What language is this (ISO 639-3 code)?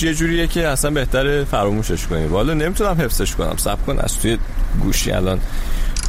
fas